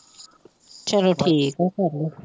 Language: Punjabi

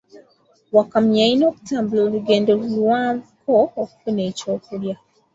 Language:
Ganda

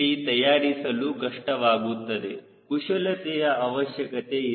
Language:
Kannada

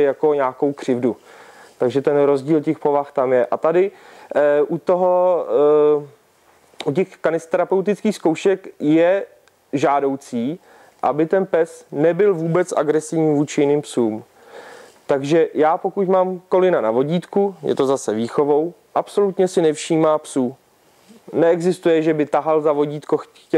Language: Czech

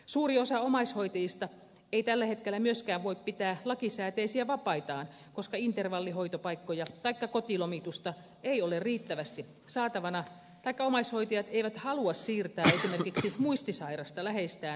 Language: Finnish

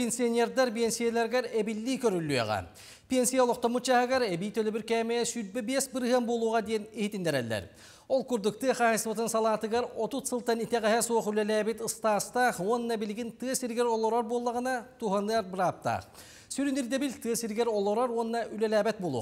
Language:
Turkish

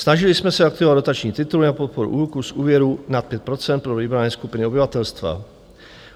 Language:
Czech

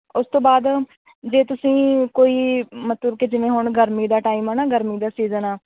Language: Punjabi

